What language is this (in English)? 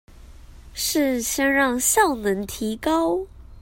Chinese